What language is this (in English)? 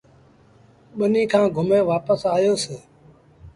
Sindhi Bhil